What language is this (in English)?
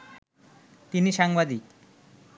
Bangla